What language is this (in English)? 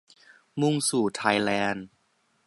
Thai